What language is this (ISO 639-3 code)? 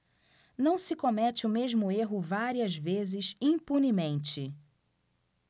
por